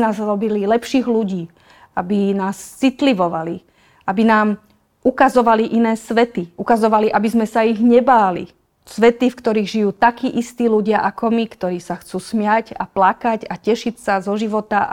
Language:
Slovak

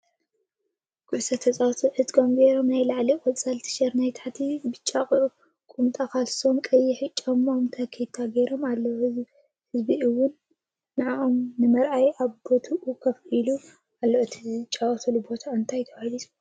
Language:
Tigrinya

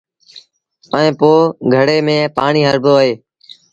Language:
Sindhi Bhil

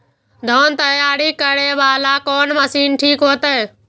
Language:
Maithili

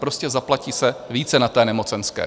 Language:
Czech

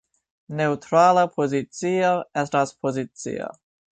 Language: Esperanto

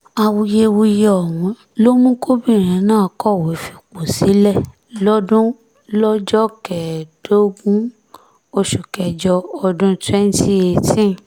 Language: Yoruba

